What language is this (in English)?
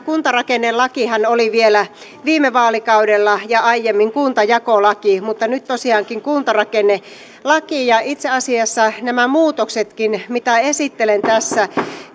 Finnish